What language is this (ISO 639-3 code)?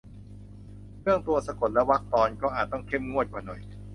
tha